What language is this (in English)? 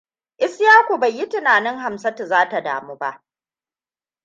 Hausa